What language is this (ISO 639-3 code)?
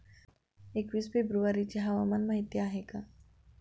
mar